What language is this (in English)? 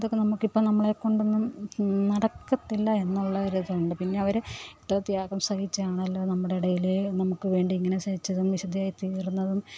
Malayalam